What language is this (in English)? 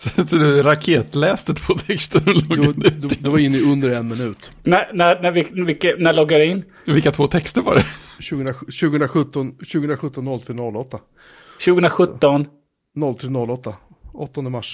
Swedish